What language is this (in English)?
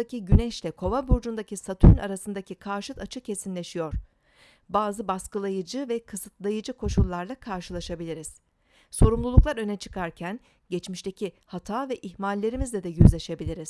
Turkish